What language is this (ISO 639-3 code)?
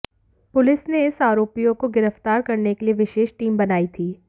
hin